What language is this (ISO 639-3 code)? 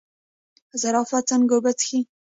pus